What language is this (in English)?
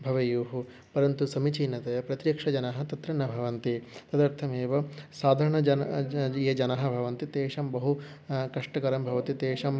Sanskrit